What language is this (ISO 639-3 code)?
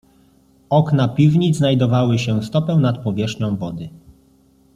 pol